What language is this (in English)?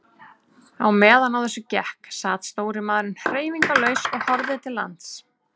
Icelandic